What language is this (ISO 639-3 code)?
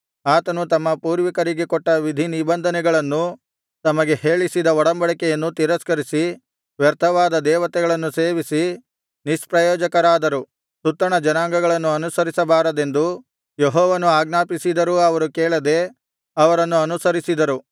kan